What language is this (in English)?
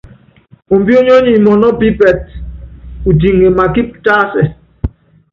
Yangben